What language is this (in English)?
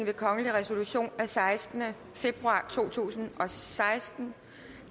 Danish